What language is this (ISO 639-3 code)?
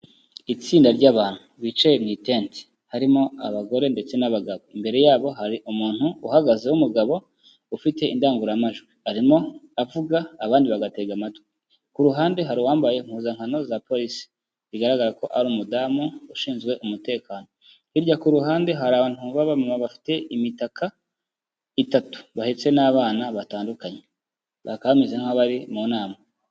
kin